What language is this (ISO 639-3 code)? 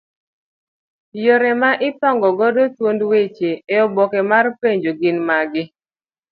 luo